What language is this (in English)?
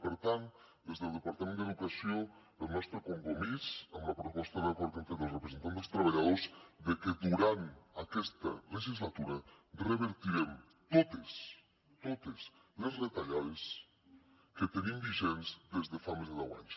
Catalan